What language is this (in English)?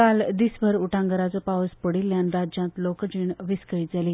Konkani